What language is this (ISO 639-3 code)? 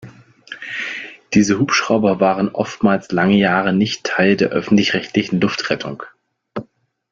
deu